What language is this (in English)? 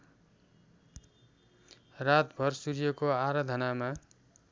Nepali